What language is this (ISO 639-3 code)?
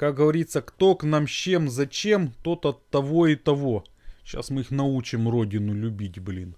rus